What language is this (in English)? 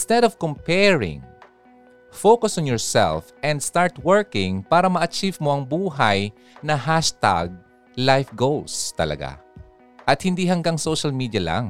Filipino